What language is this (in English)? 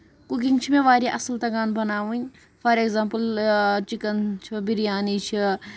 Kashmiri